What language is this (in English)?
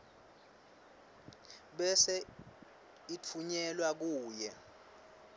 Swati